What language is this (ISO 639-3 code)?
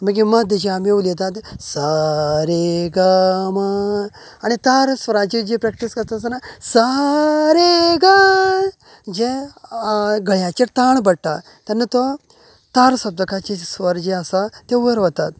kok